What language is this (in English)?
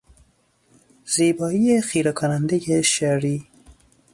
Persian